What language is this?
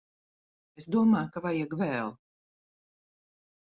Latvian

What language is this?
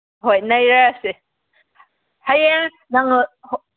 Manipuri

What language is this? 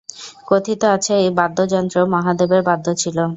Bangla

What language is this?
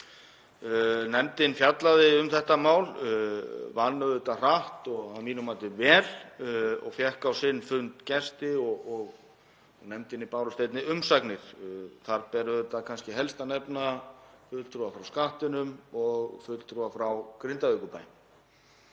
Icelandic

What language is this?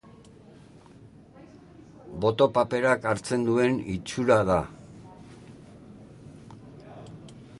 Basque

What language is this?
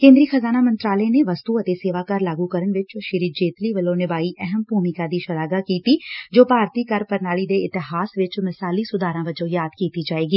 Punjabi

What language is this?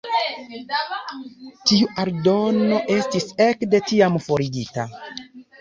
Esperanto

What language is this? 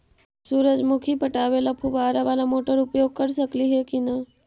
Magahi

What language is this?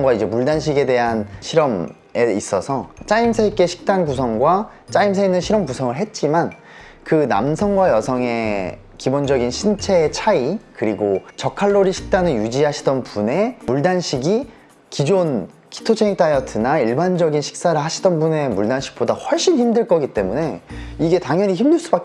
Korean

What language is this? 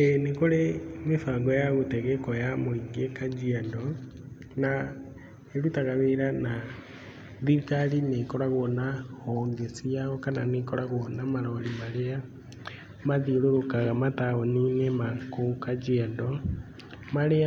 Kikuyu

